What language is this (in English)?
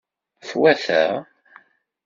Kabyle